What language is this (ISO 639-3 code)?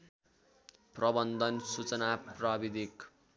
nep